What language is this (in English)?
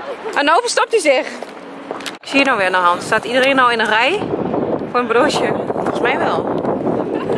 Dutch